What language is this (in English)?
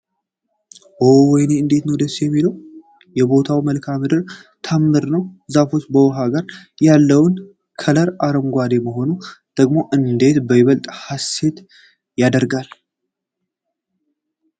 Amharic